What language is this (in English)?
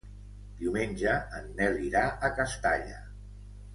Catalan